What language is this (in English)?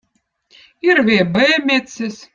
Votic